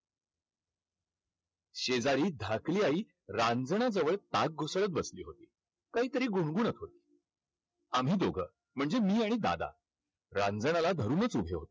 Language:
Marathi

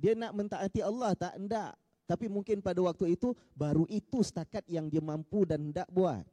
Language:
Malay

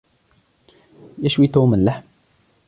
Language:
Arabic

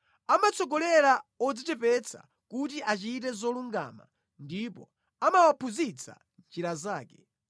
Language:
Nyanja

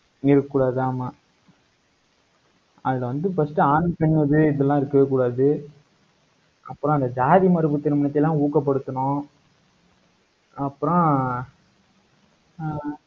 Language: Tamil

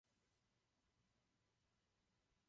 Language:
Czech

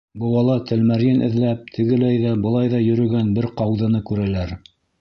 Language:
Bashkir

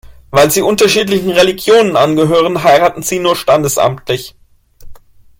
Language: German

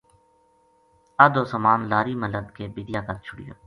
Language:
Gujari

